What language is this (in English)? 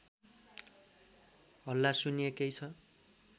Nepali